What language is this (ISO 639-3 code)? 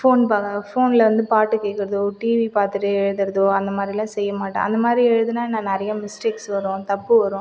tam